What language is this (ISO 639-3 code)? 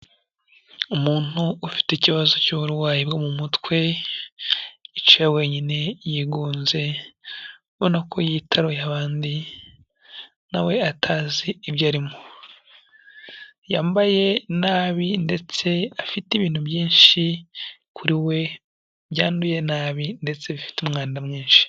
kin